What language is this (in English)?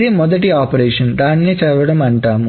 Telugu